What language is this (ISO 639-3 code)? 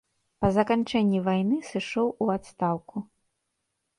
bel